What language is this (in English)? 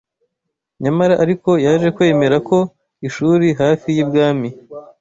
Kinyarwanda